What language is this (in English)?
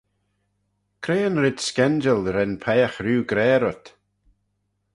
Manx